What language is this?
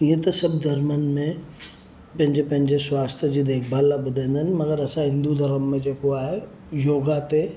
Sindhi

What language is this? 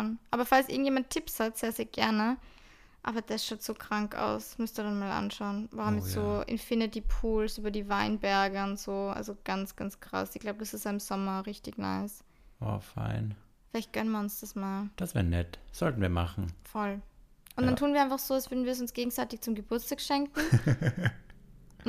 German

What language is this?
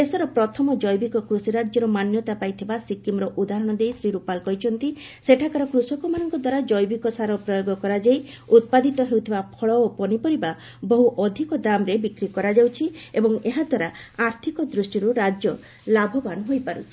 Odia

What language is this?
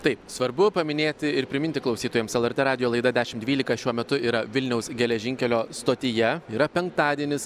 Lithuanian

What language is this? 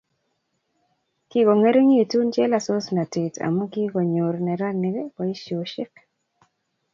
Kalenjin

